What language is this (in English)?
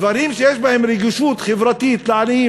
Hebrew